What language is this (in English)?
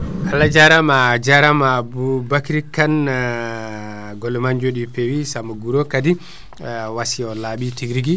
Fula